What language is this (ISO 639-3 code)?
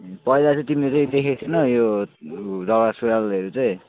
nep